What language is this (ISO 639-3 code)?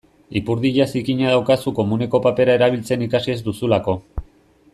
eus